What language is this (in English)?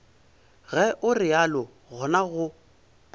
Northern Sotho